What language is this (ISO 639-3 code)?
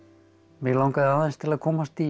isl